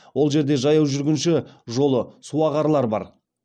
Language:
Kazakh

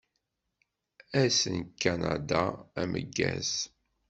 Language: Kabyle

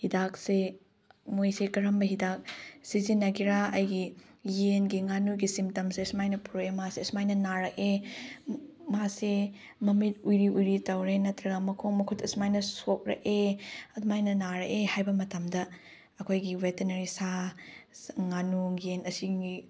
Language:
Manipuri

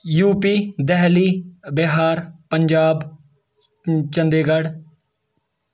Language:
Kashmiri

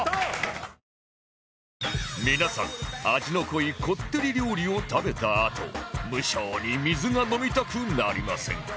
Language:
Japanese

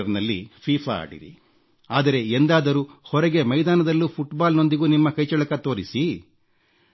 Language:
Kannada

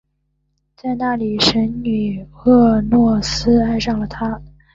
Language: Chinese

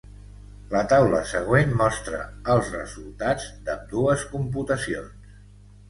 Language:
Catalan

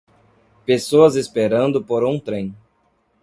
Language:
Portuguese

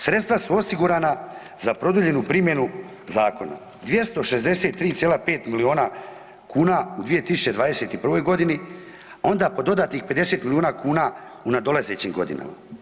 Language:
Croatian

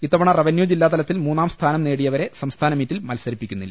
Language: Malayalam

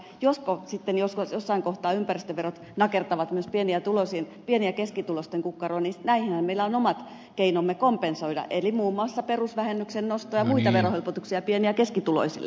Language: Finnish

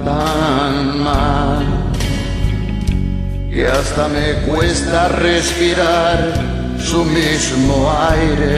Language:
Romanian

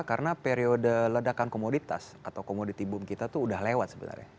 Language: Indonesian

